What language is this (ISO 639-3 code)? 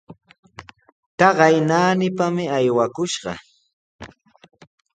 qws